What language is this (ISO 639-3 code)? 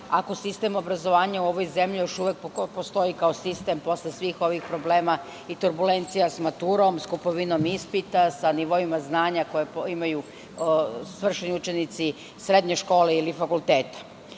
srp